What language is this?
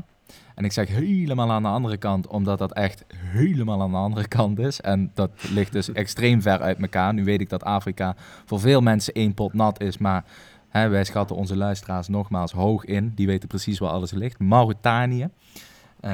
Dutch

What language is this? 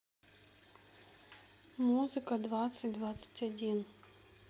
Russian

